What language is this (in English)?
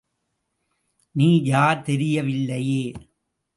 Tamil